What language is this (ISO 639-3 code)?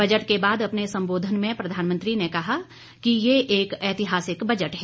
hin